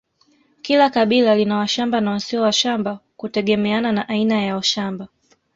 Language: Swahili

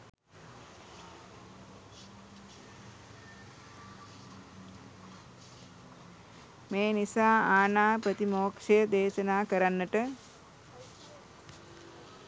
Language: Sinhala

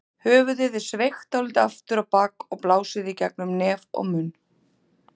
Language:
Icelandic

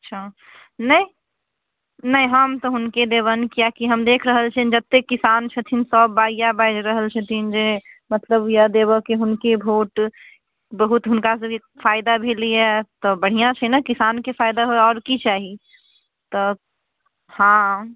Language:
Maithili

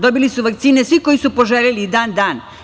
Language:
Serbian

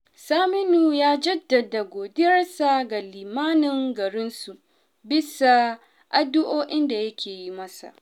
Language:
Hausa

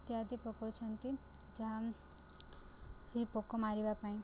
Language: Odia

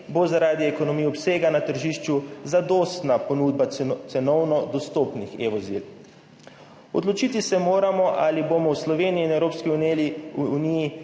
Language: Slovenian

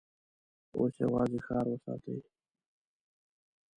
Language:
Pashto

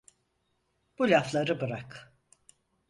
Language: Turkish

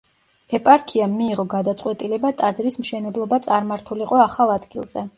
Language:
Georgian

